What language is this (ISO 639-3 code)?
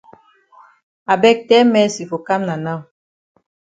wes